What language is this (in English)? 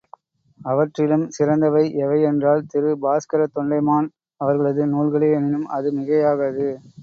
Tamil